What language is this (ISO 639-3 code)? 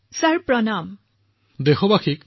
asm